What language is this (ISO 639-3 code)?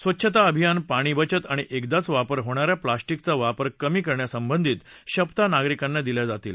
mar